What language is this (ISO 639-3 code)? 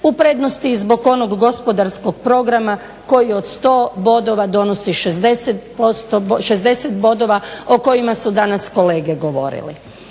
hrv